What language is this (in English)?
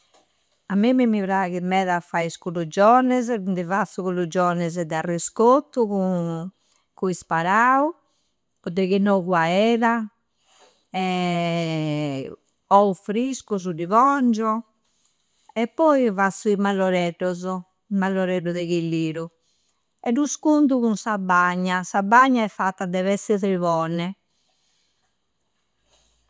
Campidanese Sardinian